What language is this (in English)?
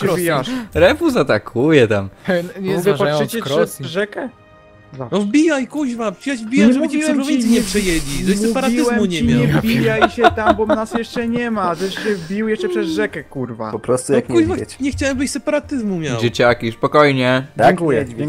Polish